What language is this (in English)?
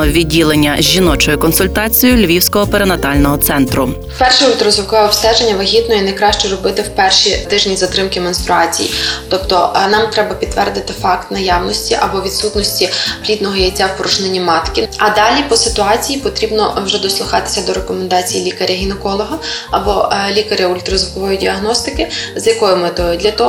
Ukrainian